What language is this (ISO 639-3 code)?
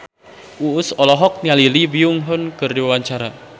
sun